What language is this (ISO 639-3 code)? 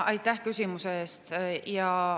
est